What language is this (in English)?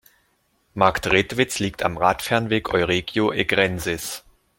German